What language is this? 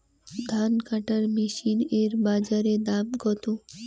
Bangla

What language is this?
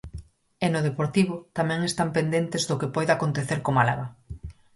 Galician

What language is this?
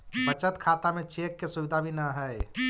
Magahi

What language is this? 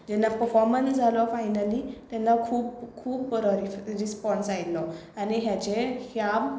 Konkani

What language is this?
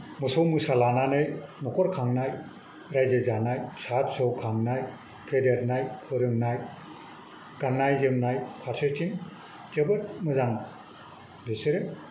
Bodo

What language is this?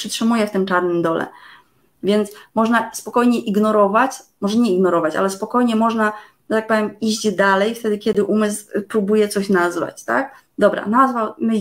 Polish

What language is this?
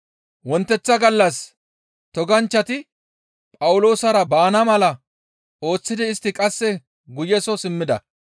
Gamo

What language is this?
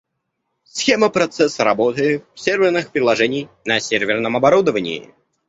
Russian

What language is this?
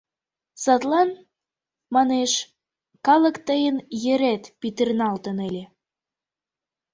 Mari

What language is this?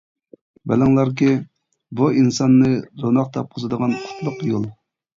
Uyghur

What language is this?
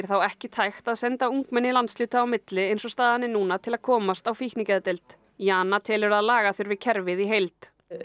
Icelandic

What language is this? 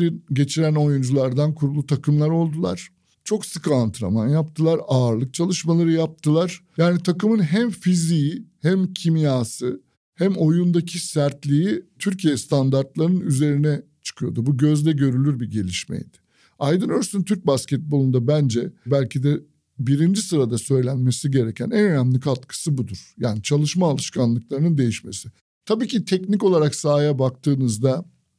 Turkish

